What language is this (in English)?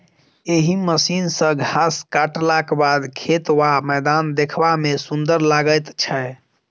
Maithili